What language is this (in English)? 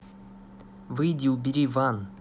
Russian